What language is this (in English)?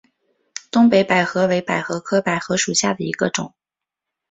Chinese